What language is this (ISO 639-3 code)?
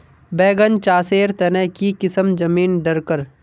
mag